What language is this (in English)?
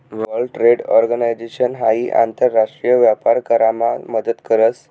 Marathi